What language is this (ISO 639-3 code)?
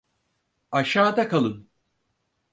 tur